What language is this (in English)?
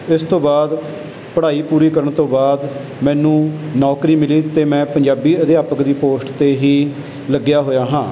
Punjabi